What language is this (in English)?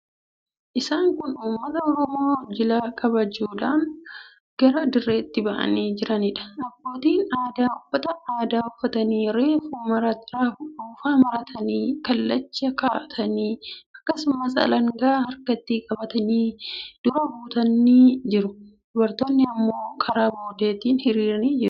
Oromo